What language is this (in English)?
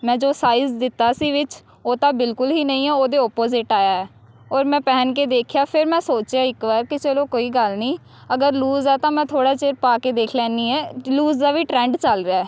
Punjabi